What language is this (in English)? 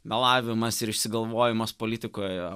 Lithuanian